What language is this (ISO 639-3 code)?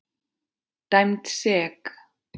isl